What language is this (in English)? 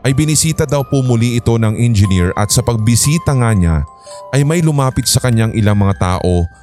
Filipino